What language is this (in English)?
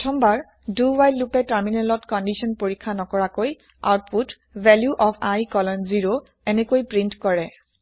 Assamese